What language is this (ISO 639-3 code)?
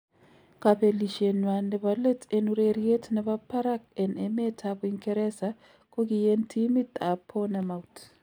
kln